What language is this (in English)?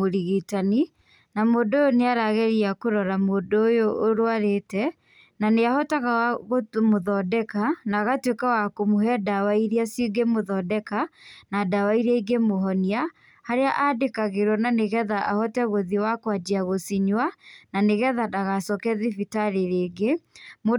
Kikuyu